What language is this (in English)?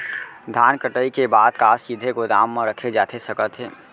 Chhattisgarhi